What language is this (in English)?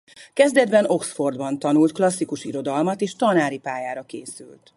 Hungarian